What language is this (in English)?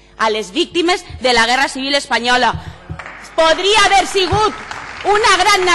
Spanish